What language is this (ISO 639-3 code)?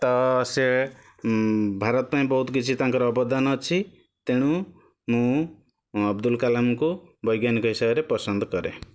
ori